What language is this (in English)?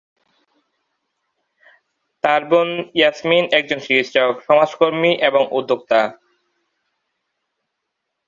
Bangla